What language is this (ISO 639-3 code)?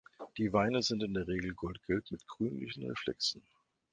deu